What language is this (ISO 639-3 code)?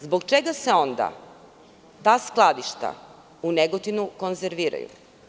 srp